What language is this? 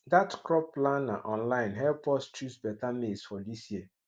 Nigerian Pidgin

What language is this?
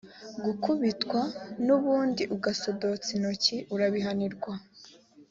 Kinyarwanda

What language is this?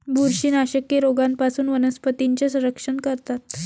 Marathi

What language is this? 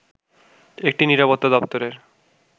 Bangla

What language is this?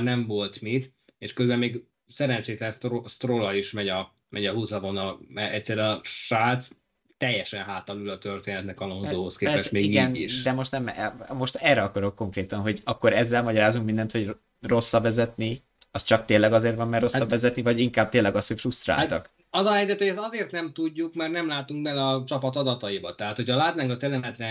Hungarian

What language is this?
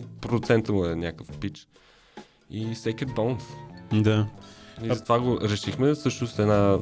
Bulgarian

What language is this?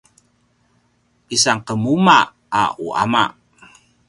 Paiwan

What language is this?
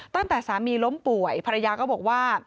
Thai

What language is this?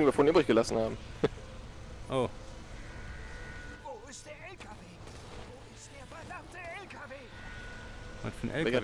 German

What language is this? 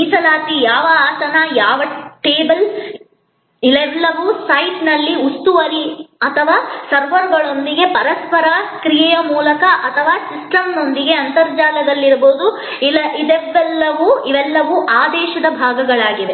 Kannada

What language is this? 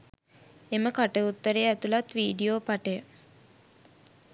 Sinhala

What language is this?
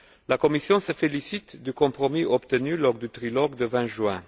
French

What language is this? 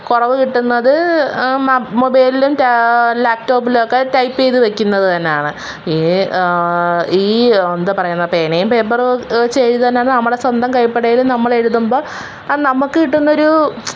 Malayalam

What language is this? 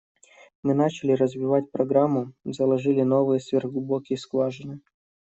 Russian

